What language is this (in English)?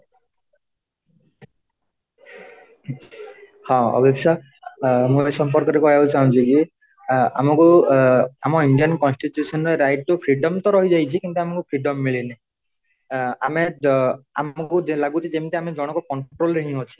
Odia